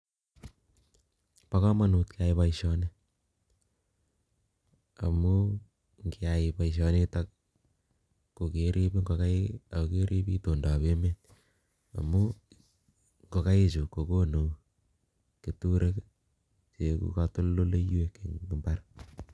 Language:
Kalenjin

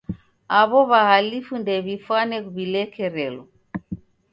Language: Taita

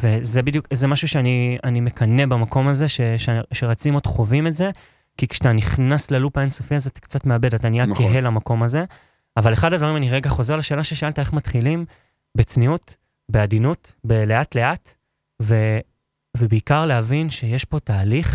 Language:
Hebrew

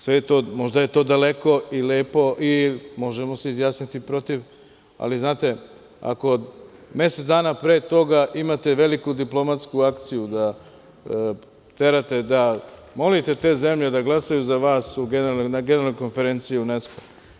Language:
Serbian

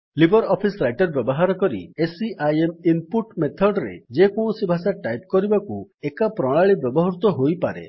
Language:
Odia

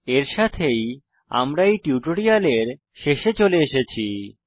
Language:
Bangla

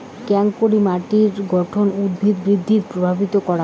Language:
Bangla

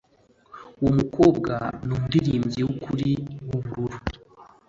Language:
Kinyarwanda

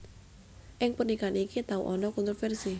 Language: Javanese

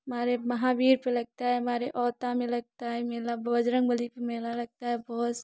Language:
Hindi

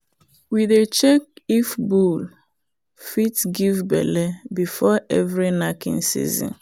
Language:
Nigerian Pidgin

